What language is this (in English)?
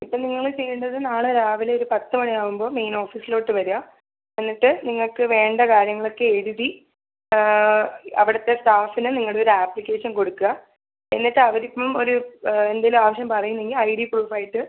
Malayalam